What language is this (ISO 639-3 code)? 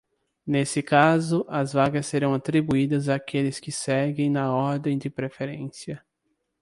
por